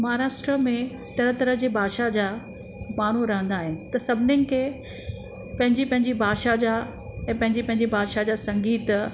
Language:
Sindhi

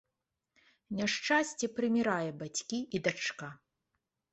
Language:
Belarusian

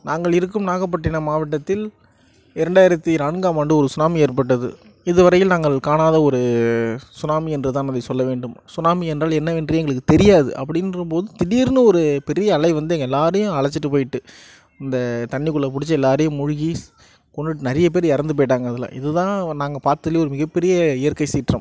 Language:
Tamil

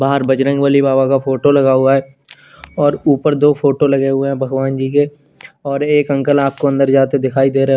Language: Hindi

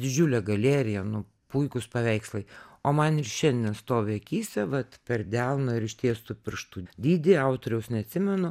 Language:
Lithuanian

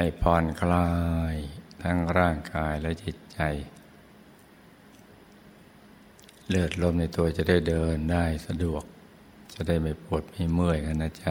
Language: Thai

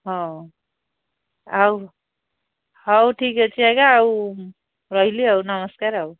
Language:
Odia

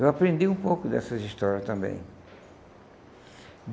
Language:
Portuguese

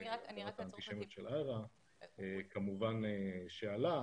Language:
Hebrew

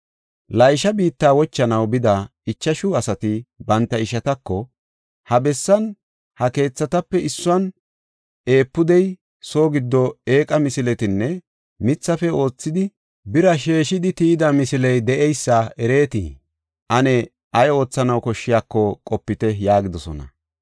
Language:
Gofa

